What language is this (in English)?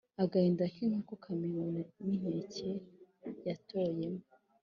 Kinyarwanda